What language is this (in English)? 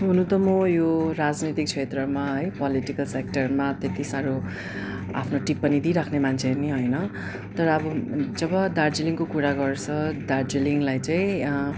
Nepali